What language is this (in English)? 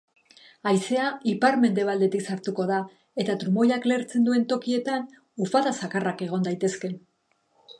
Basque